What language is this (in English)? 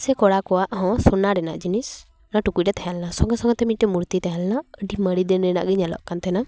Santali